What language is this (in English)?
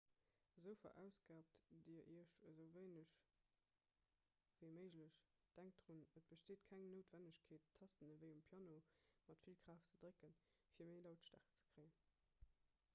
Luxembourgish